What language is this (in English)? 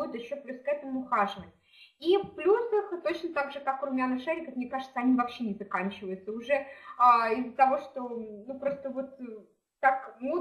Russian